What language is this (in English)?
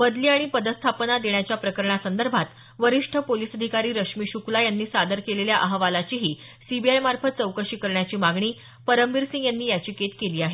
Marathi